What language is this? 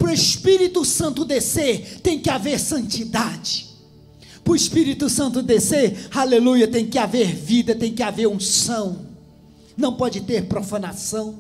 Portuguese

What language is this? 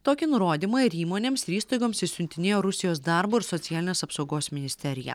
Lithuanian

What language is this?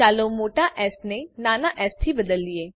Gujarati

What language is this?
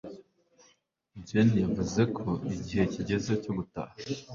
Kinyarwanda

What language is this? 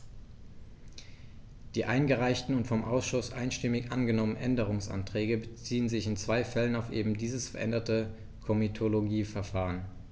German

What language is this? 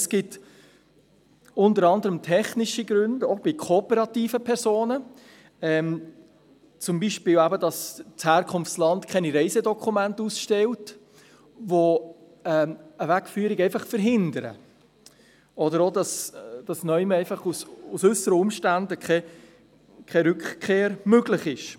Swiss German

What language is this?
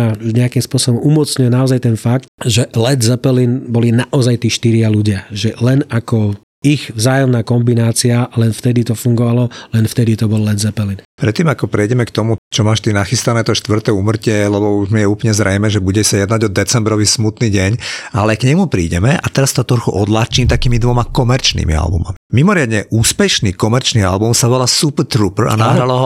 Slovak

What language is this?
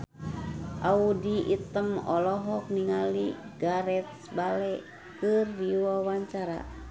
Sundanese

